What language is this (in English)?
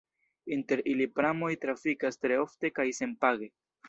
Esperanto